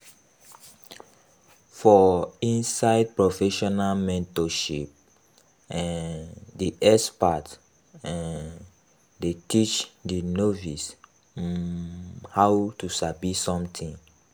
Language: Nigerian Pidgin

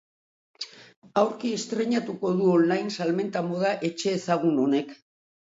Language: Basque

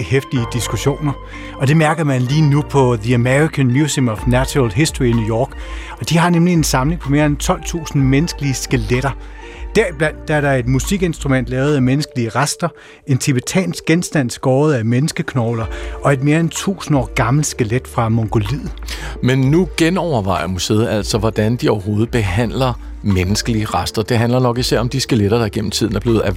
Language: Danish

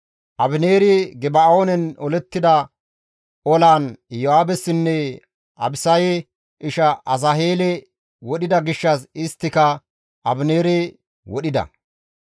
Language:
Gamo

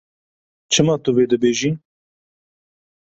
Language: Kurdish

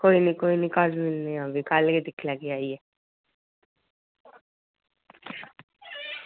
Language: Dogri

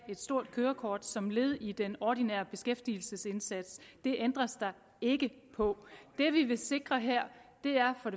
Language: Danish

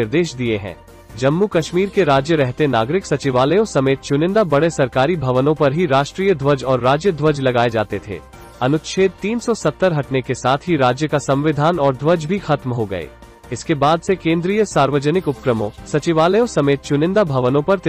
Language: Hindi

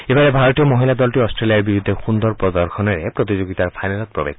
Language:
Assamese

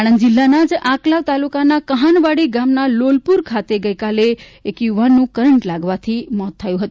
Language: Gujarati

